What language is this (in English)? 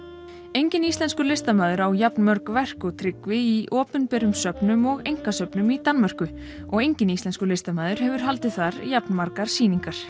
Icelandic